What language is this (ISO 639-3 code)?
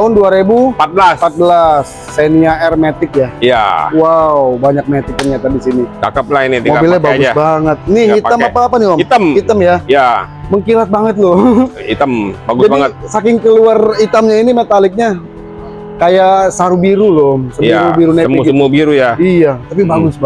ind